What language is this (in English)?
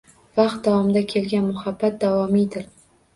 Uzbek